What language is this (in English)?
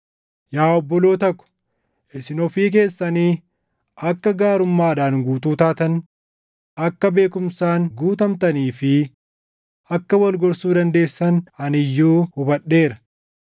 Oromo